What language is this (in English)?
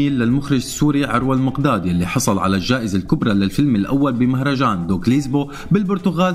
Arabic